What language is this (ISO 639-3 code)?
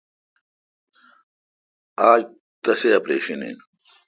xka